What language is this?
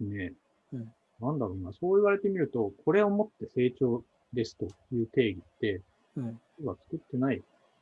Japanese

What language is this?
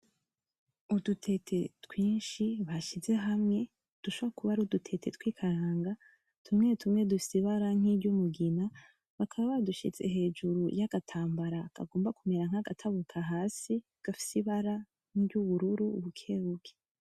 Rundi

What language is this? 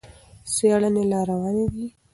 Pashto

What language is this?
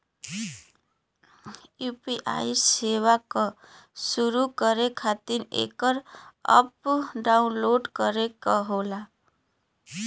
Bhojpuri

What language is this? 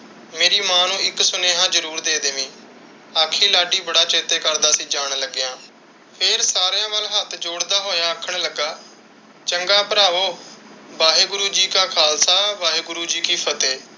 Punjabi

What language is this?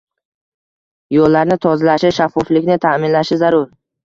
Uzbek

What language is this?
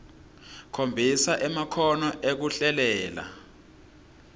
Swati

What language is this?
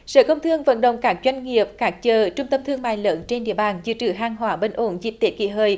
Vietnamese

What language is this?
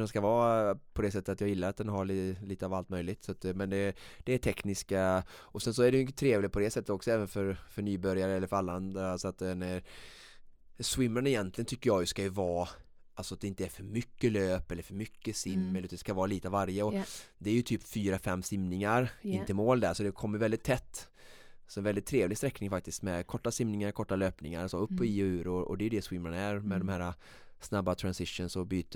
Swedish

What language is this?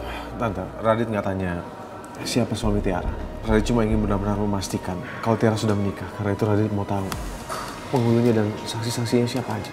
Indonesian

